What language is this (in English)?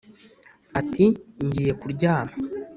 Kinyarwanda